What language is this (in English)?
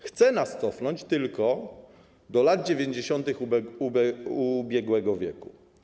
Polish